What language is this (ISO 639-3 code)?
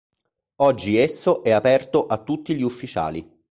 ita